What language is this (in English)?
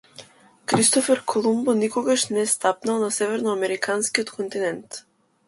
Macedonian